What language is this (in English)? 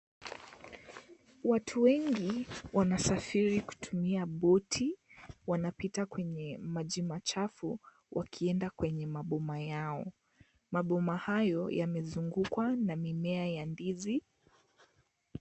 Swahili